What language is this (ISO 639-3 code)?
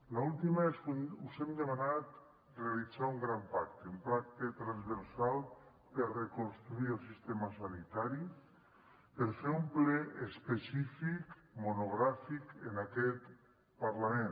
cat